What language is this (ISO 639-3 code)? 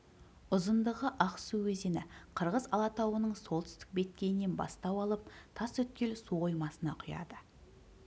kaz